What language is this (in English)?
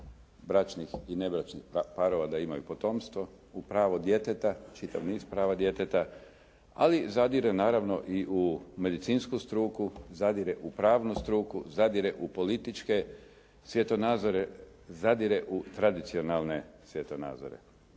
Croatian